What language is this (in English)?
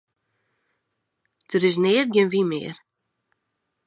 Western Frisian